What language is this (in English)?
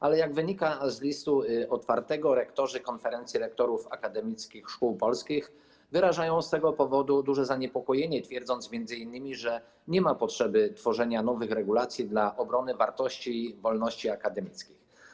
Polish